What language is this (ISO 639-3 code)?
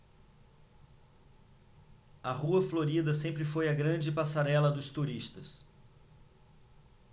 por